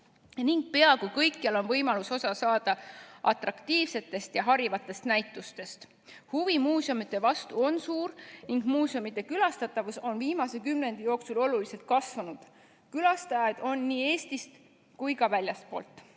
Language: Estonian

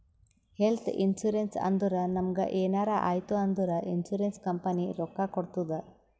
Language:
Kannada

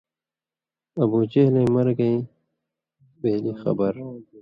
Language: Indus Kohistani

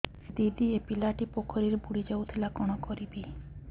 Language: Odia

